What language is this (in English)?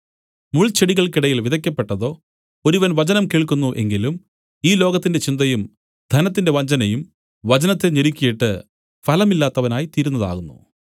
Malayalam